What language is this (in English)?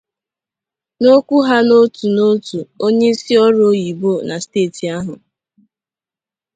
Igbo